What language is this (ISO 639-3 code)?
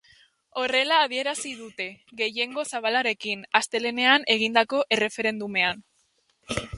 eus